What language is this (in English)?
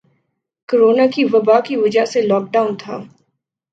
Urdu